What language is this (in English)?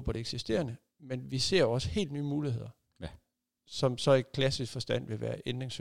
Danish